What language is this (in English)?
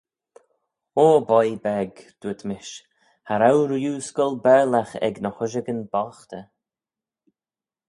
Manx